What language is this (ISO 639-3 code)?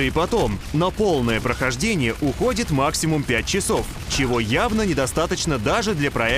rus